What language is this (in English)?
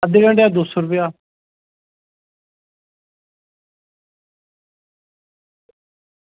Dogri